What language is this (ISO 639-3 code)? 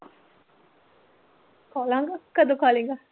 pan